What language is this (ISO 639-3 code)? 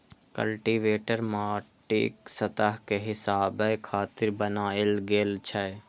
mai